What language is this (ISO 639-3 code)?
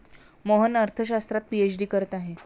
mar